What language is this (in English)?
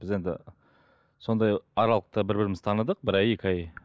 Kazakh